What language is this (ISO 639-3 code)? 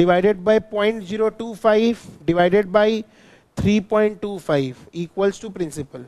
hin